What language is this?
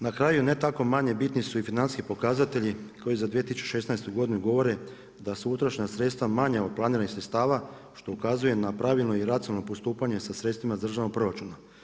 Croatian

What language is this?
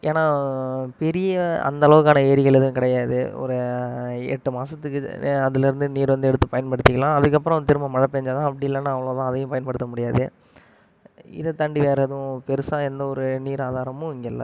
Tamil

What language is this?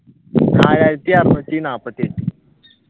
Malayalam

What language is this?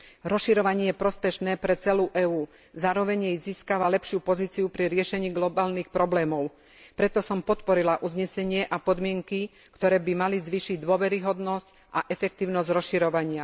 Slovak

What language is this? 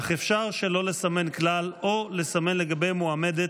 Hebrew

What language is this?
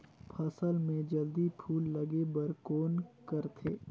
Chhattisgarhi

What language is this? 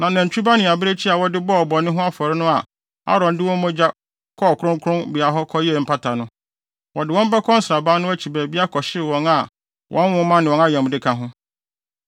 Akan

